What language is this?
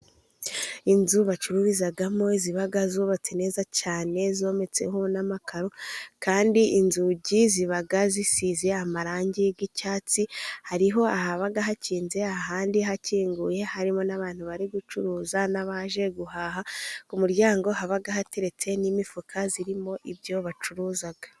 Kinyarwanda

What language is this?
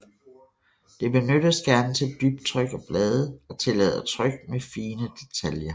Danish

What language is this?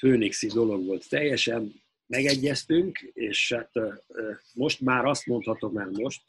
Hungarian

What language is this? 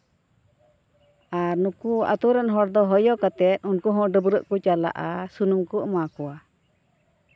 Santali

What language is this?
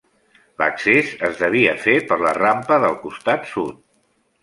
Catalan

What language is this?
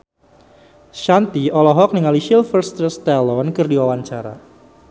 Sundanese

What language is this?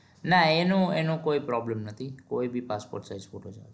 Gujarati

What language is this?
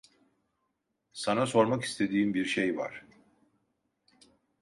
Turkish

